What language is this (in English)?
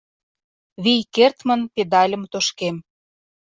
Mari